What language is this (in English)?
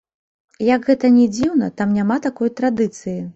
Belarusian